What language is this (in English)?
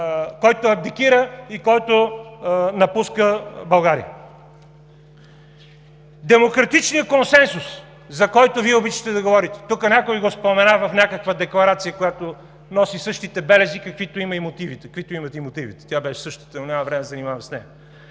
Bulgarian